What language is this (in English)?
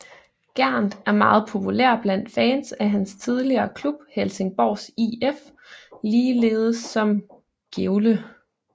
Danish